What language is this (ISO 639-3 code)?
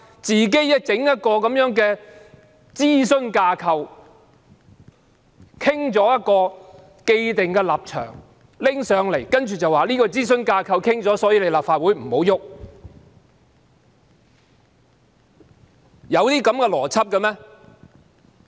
yue